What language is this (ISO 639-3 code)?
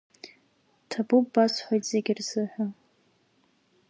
abk